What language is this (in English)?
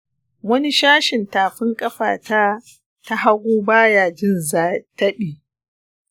Hausa